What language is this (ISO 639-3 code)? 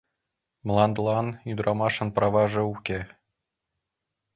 chm